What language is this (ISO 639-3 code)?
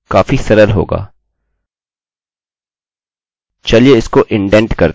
hin